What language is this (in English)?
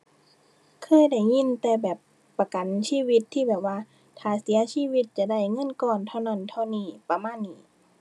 Thai